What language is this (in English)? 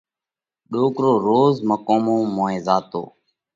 Parkari Koli